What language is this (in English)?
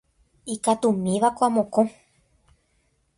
Guarani